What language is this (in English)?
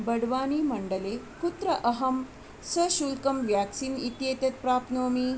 Sanskrit